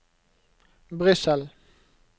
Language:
Norwegian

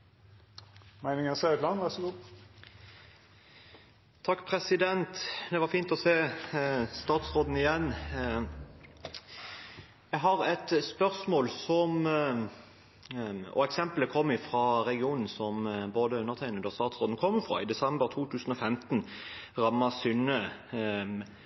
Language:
Norwegian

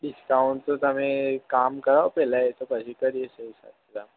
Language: Gujarati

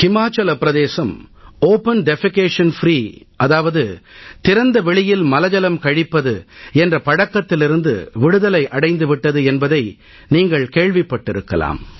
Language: Tamil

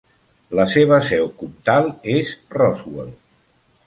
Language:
Catalan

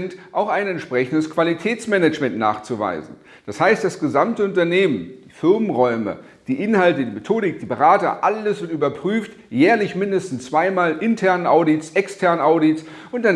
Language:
German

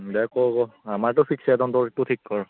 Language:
Assamese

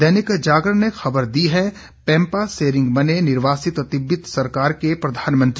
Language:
Hindi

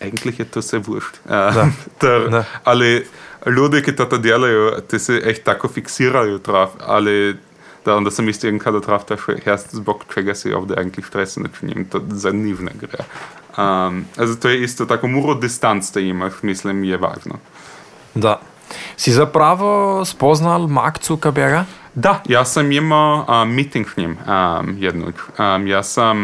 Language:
Croatian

